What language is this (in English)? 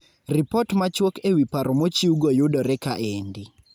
Luo (Kenya and Tanzania)